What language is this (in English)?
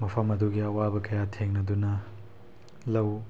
Manipuri